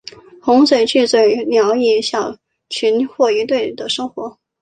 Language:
Chinese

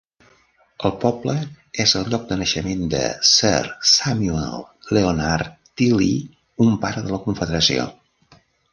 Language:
Catalan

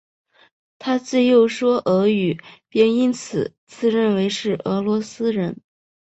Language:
Chinese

